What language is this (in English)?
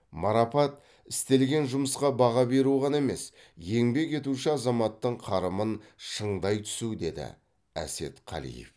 Kazakh